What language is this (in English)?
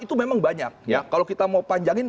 Indonesian